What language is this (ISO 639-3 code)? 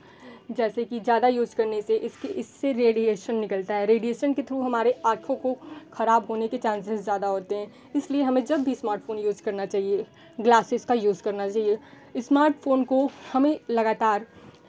hin